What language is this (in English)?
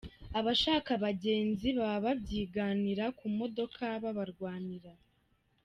Kinyarwanda